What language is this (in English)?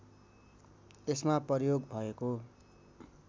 Nepali